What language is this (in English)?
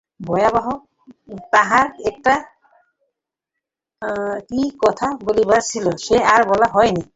Bangla